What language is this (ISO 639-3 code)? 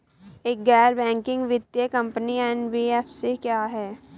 hin